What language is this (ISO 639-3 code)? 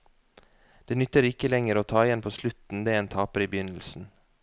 nor